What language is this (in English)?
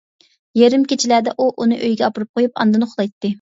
Uyghur